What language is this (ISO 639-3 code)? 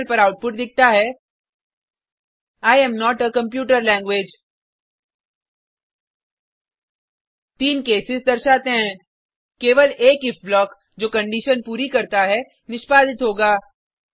hin